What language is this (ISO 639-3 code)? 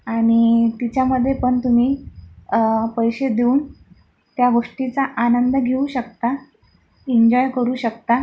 mar